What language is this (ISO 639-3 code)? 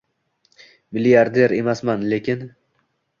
uzb